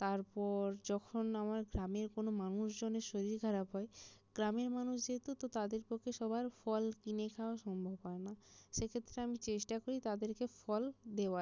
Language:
Bangla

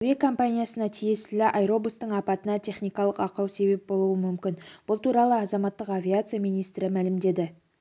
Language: Kazakh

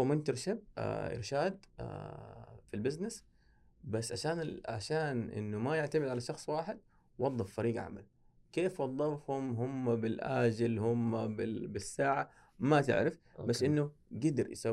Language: Arabic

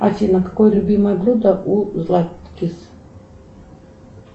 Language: Russian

